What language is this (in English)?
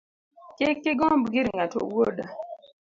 Luo (Kenya and Tanzania)